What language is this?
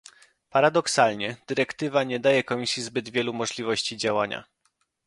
Polish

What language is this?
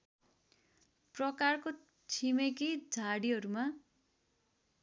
Nepali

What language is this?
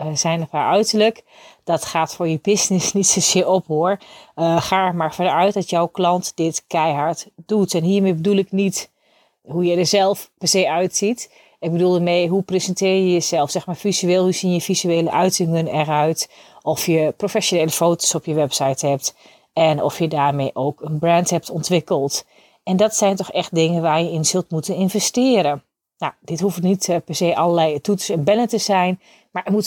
Dutch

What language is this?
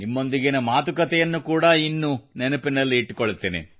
Kannada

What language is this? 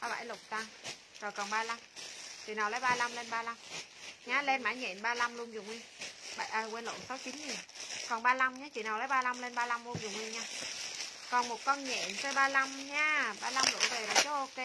Vietnamese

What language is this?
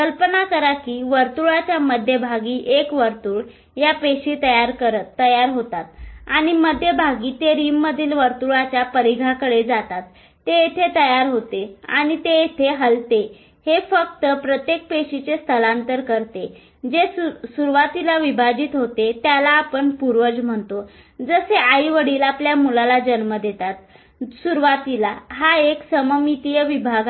Marathi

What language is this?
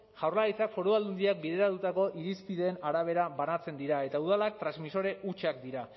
Basque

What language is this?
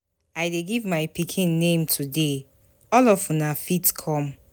Nigerian Pidgin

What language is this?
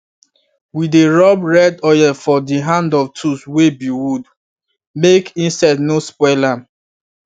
Nigerian Pidgin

